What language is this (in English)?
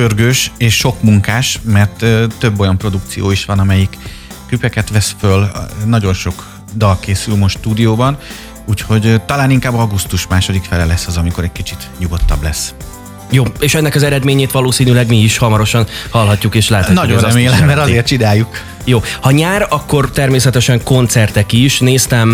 Hungarian